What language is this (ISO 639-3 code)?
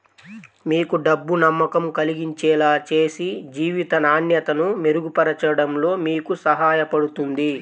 tel